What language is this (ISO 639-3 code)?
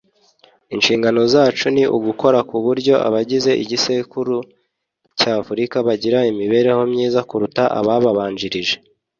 kin